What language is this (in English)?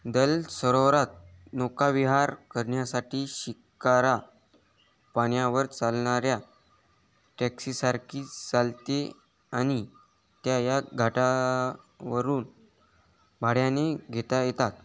Marathi